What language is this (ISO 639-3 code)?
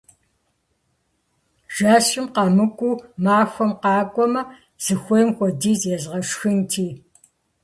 kbd